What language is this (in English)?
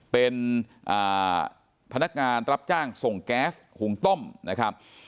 Thai